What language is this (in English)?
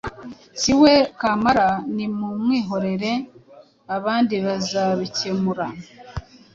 Kinyarwanda